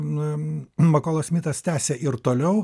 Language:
Lithuanian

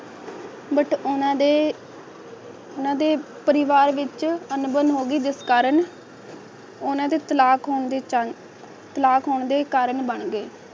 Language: Punjabi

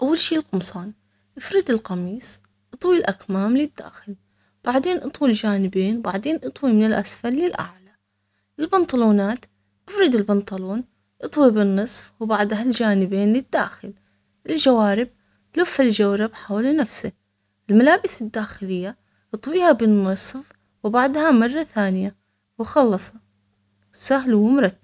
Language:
Omani Arabic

